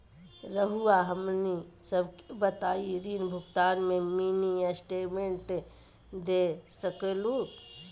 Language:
Magahi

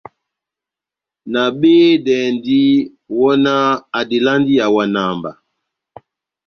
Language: Batanga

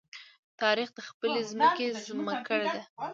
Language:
Pashto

